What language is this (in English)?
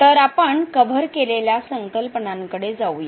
Marathi